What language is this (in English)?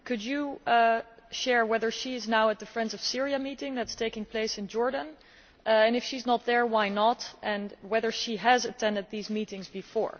English